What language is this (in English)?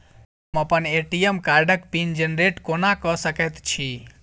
Maithili